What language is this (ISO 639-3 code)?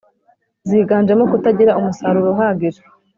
kin